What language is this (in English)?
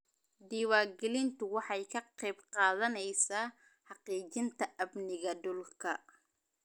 Somali